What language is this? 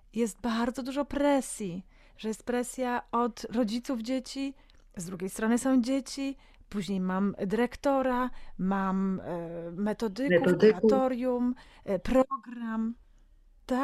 Polish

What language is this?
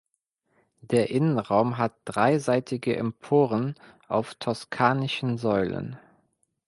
German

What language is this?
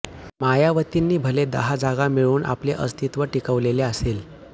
Marathi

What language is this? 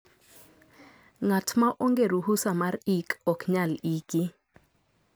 Luo (Kenya and Tanzania)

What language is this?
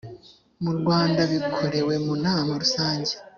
Kinyarwanda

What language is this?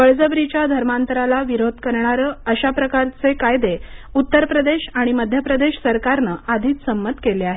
Marathi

